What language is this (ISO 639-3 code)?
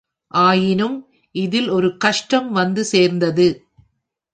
tam